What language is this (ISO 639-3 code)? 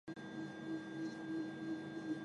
zho